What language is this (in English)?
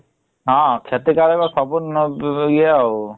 Odia